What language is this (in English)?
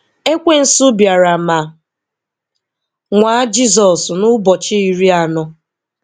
Igbo